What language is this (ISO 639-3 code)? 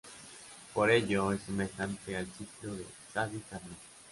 spa